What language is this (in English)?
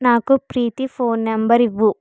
Telugu